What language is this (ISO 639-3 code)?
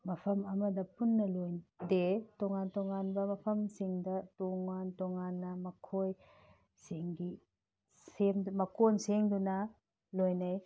mni